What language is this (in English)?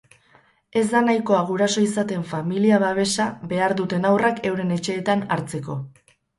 Basque